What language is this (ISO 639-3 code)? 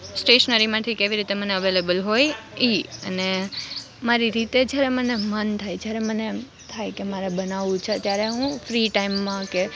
guj